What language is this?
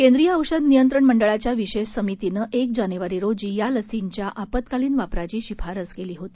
Marathi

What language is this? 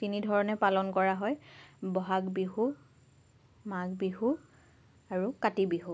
Assamese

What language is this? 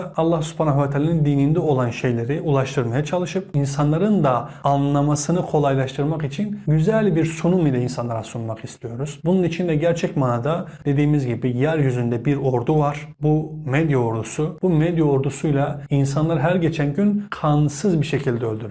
Turkish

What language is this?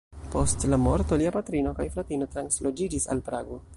Esperanto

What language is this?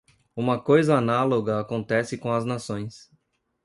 Portuguese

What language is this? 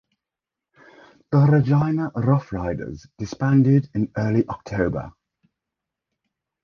English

